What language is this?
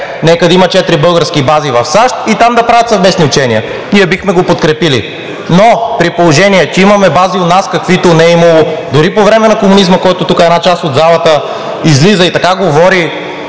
Bulgarian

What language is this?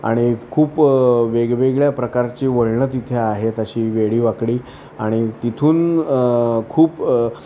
Marathi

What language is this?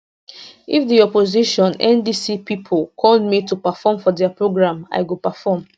Nigerian Pidgin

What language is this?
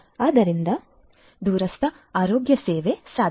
Kannada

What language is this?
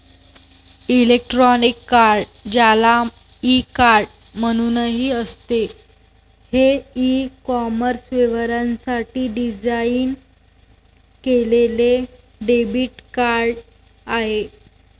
Marathi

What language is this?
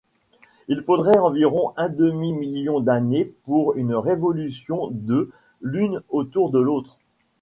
French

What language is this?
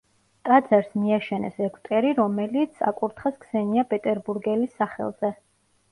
Georgian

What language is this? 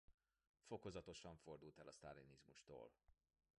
Hungarian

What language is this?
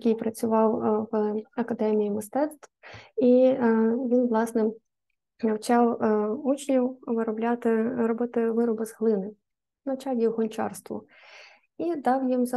Ukrainian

